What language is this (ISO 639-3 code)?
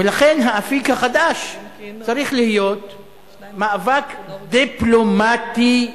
heb